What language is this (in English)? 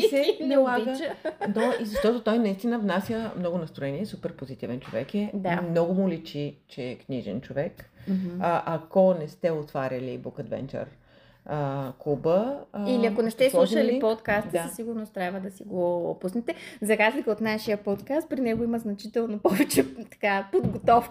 Bulgarian